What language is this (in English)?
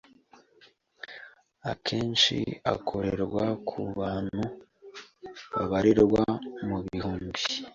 Kinyarwanda